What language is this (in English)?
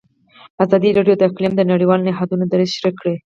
Pashto